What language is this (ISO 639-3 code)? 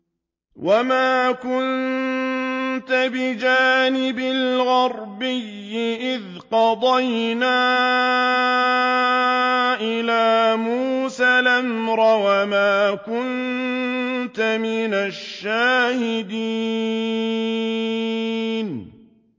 ara